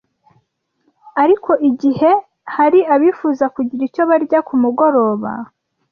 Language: Kinyarwanda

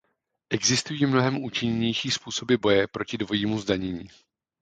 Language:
Czech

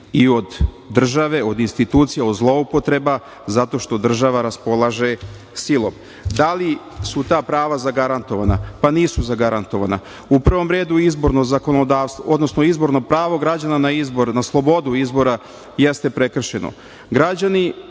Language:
Serbian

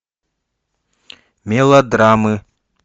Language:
Russian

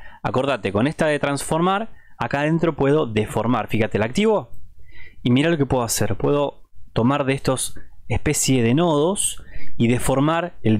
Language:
Spanish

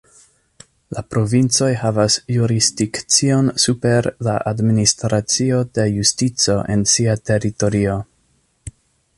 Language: Esperanto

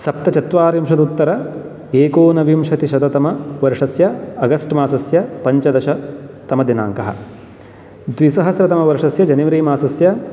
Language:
Sanskrit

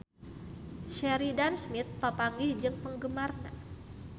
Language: Sundanese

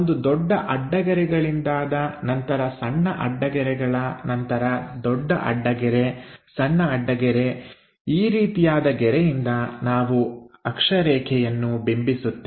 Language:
Kannada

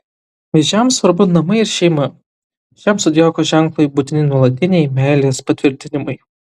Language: Lithuanian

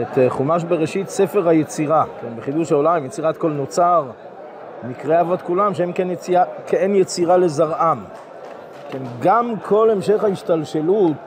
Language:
Hebrew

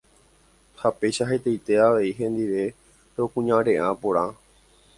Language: Guarani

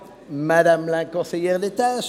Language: Swiss German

